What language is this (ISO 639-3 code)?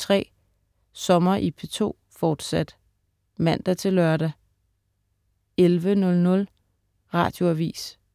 dan